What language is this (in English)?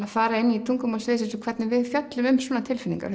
Icelandic